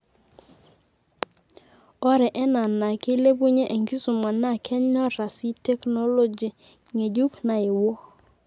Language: Masai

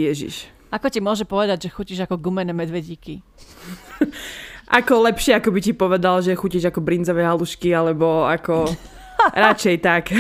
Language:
Slovak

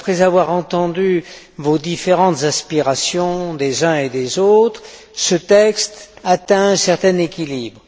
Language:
French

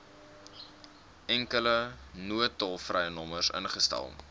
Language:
Afrikaans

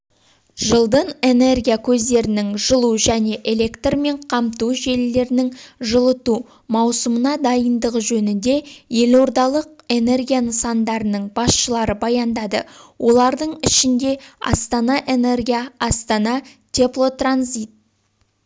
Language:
Kazakh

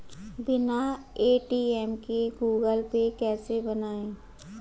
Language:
Hindi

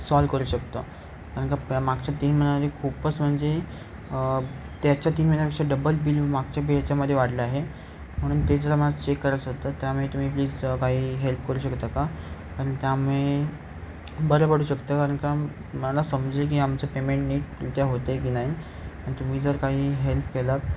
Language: Marathi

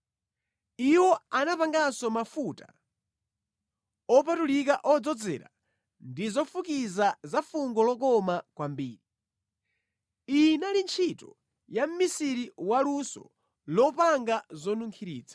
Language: Nyanja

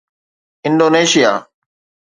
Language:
Sindhi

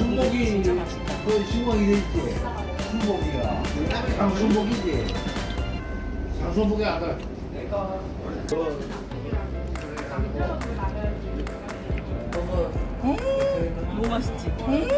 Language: Korean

